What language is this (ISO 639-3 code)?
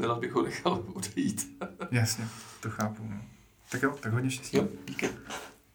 ces